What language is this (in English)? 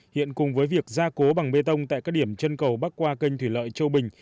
Vietnamese